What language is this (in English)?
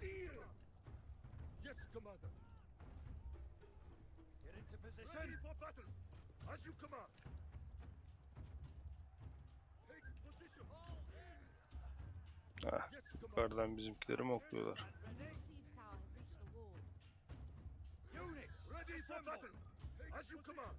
Turkish